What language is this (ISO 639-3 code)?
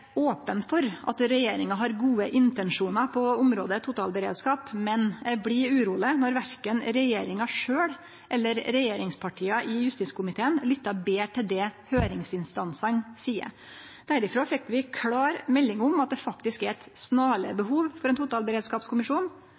nno